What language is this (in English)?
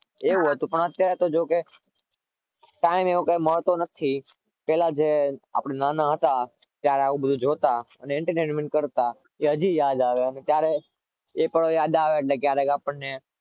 Gujarati